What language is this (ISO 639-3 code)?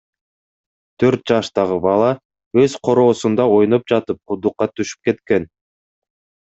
kir